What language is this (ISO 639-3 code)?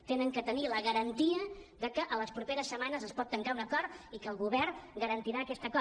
cat